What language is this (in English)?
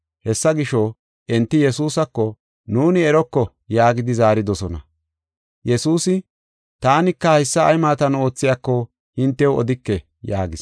Gofa